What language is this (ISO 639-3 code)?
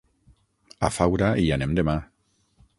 cat